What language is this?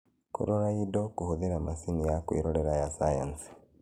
Kikuyu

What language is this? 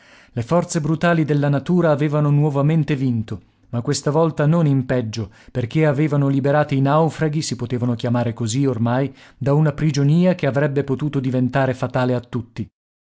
Italian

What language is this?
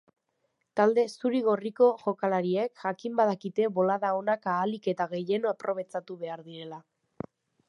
Basque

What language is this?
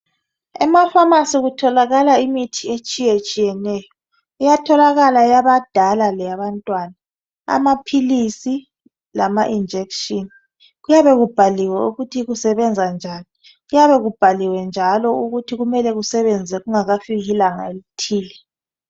North Ndebele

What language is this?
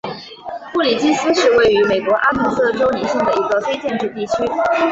Chinese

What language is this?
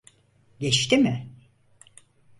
Turkish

